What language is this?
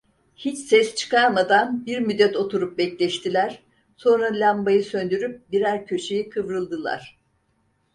Turkish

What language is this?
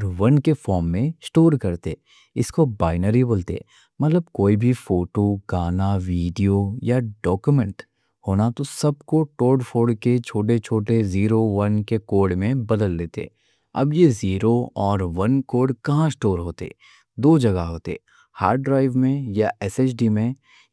Deccan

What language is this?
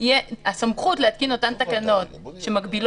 Hebrew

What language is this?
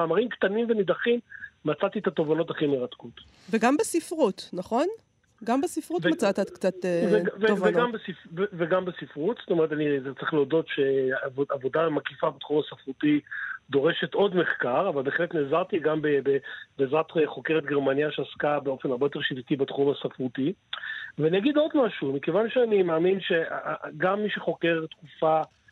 Hebrew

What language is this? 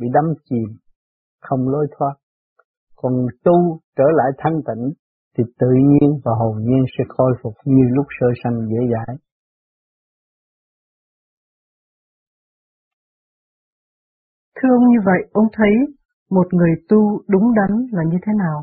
Vietnamese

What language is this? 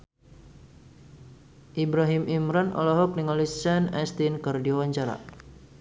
Sundanese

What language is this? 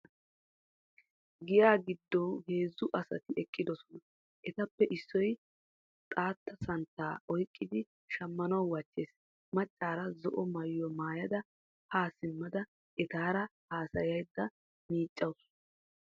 Wolaytta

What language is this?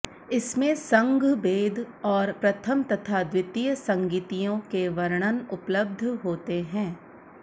Sanskrit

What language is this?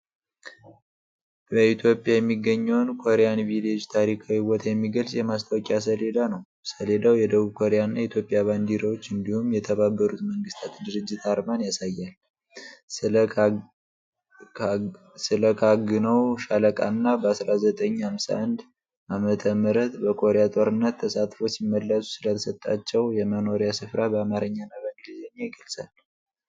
Amharic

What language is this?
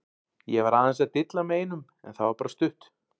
Icelandic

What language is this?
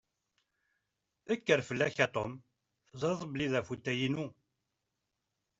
Kabyle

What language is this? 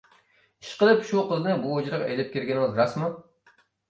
Uyghur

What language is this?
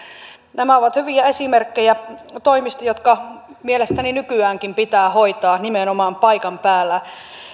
Finnish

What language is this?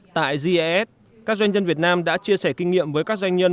Vietnamese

